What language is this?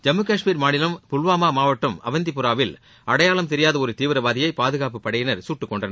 Tamil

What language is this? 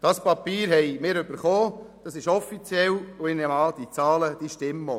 Swiss German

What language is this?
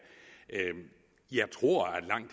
Danish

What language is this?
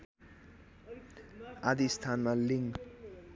Nepali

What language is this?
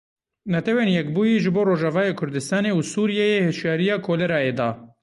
Kurdish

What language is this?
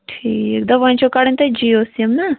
Kashmiri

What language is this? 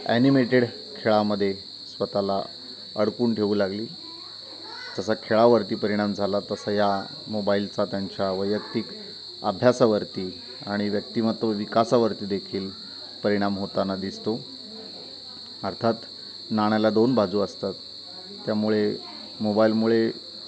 Marathi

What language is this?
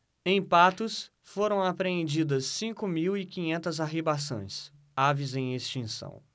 Portuguese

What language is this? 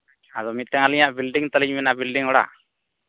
Santali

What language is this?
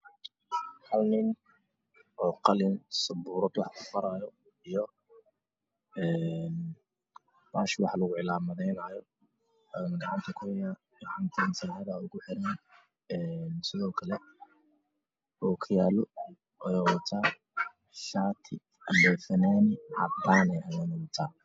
Somali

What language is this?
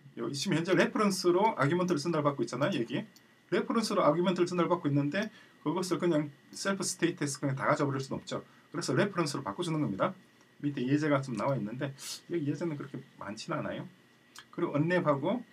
Korean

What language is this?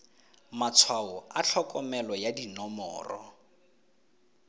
Tswana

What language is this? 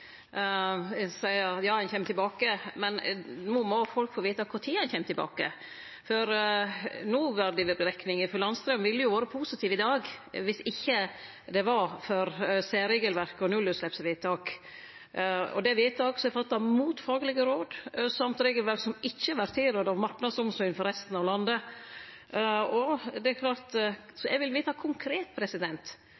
Norwegian Nynorsk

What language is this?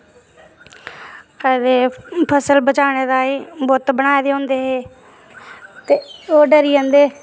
Dogri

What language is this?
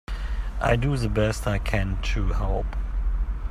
English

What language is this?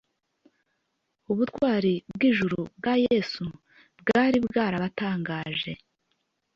Kinyarwanda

